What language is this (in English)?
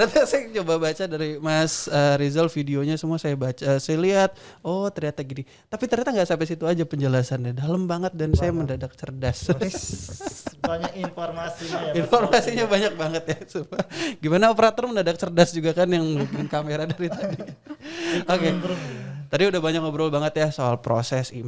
Indonesian